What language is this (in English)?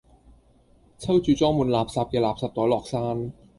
Cantonese